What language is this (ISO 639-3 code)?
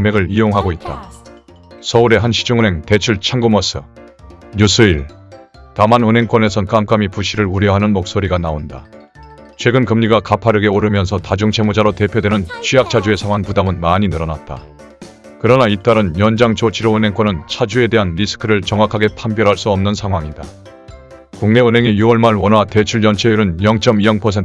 kor